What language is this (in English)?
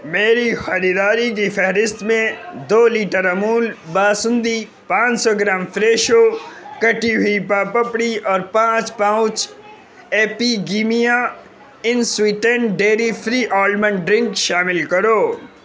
Urdu